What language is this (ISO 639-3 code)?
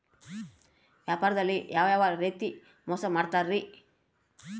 kan